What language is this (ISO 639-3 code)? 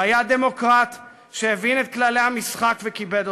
heb